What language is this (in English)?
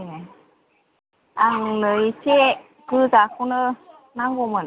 Bodo